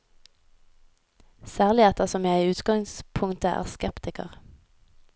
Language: Norwegian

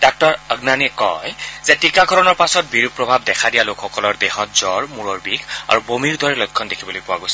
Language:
Assamese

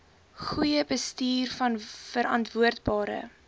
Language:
Afrikaans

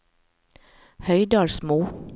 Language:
Norwegian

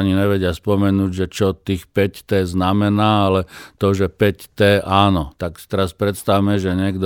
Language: Slovak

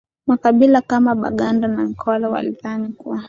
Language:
Swahili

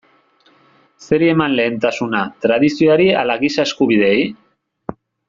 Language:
Basque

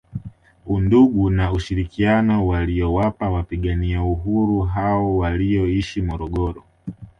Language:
Swahili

